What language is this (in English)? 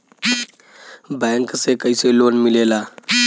Bhojpuri